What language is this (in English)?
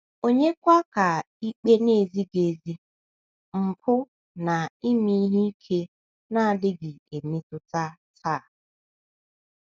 Igbo